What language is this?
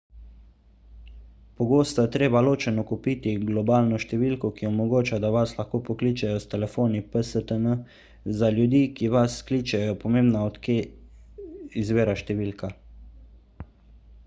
Slovenian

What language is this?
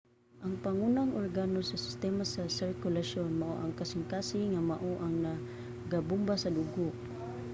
Cebuano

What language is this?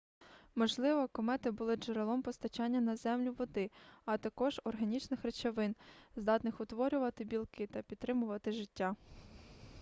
Ukrainian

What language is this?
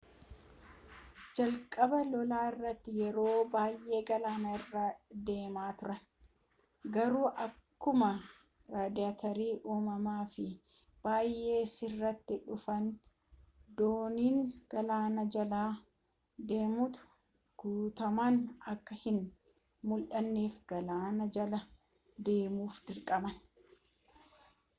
Oromo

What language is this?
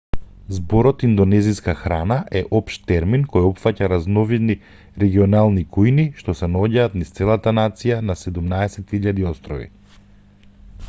Macedonian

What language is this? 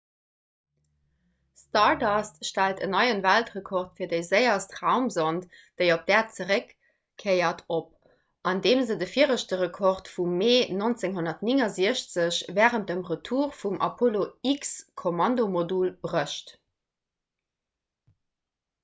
Luxembourgish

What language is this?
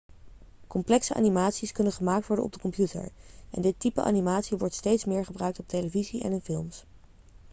Dutch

